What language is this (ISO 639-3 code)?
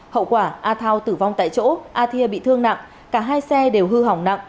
vie